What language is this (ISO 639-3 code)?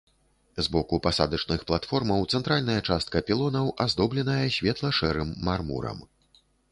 bel